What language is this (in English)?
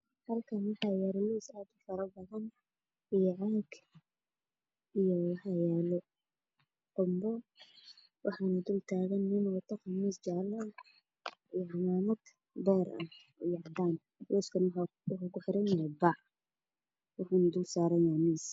Somali